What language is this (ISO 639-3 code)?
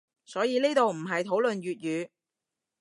yue